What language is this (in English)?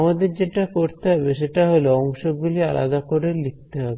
Bangla